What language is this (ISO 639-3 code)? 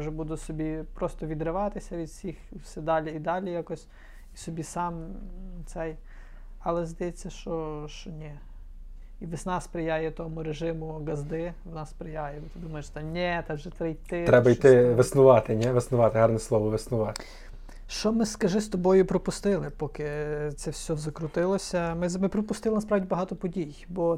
ukr